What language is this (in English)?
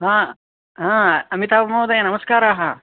Sanskrit